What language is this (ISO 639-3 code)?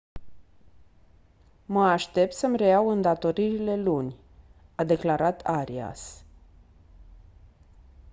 ron